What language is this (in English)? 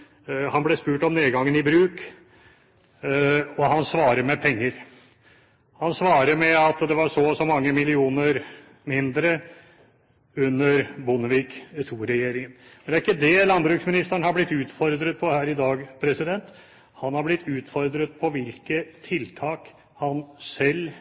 Norwegian Bokmål